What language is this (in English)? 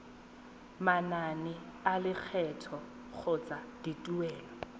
Tswana